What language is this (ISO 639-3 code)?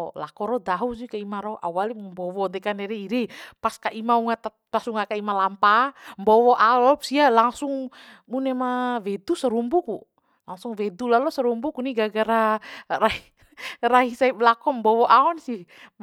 bhp